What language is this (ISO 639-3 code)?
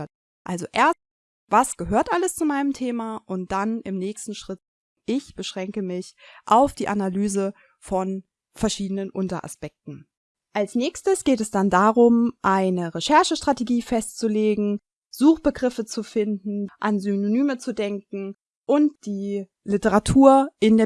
deu